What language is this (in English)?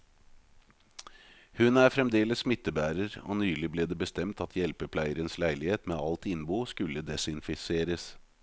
Norwegian